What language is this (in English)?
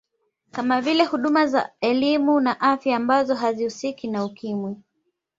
Swahili